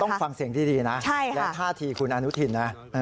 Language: Thai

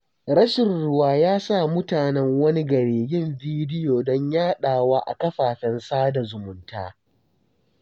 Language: Hausa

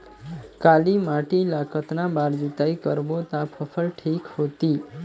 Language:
Chhattisgarhi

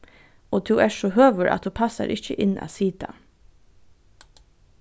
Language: Faroese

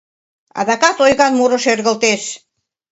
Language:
Mari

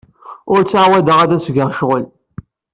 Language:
Kabyle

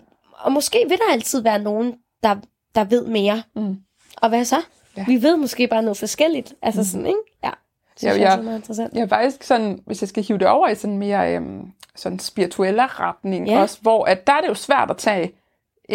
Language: Danish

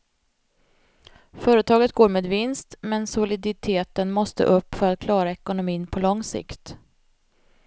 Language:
Swedish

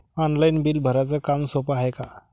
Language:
Marathi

